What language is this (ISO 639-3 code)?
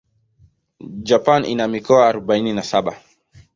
swa